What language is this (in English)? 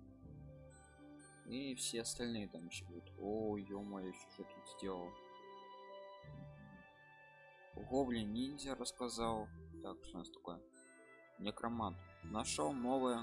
Russian